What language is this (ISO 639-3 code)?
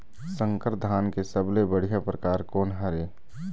hne